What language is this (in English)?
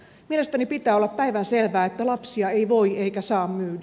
Finnish